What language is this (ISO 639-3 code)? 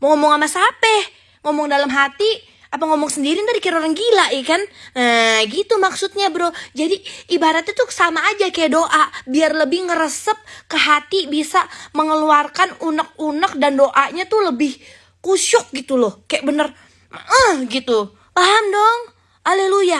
ind